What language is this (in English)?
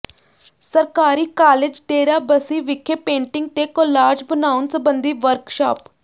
Punjabi